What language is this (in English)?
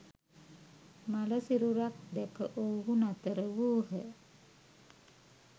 Sinhala